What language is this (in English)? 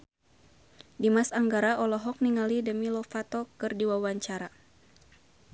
Sundanese